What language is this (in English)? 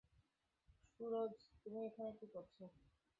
Bangla